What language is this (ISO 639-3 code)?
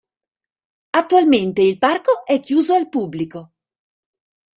ita